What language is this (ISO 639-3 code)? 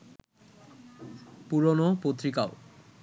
ben